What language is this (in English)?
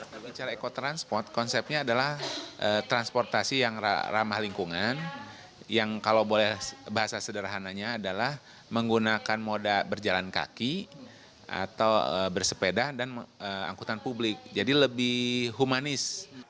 Indonesian